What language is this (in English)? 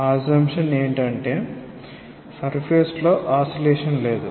Telugu